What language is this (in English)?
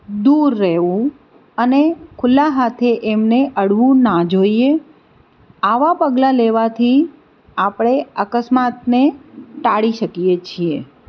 Gujarati